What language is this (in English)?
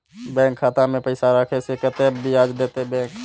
Maithili